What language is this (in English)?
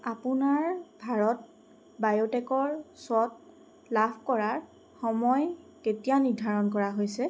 Assamese